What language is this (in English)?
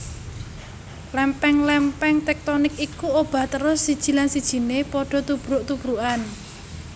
Javanese